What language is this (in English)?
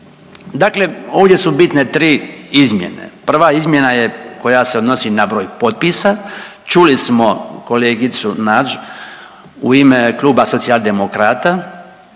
Croatian